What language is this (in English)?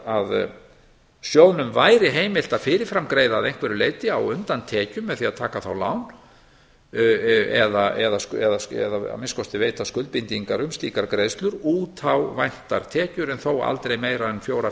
Icelandic